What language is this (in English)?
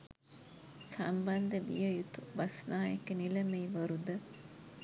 Sinhala